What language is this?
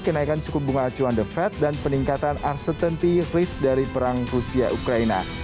Indonesian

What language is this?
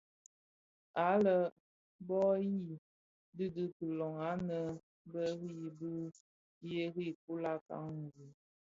Bafia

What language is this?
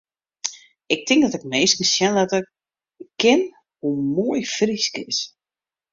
Western Frisian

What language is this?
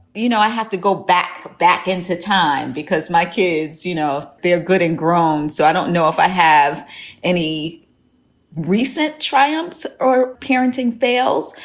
English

